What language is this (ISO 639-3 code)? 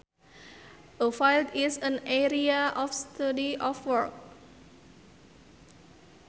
sun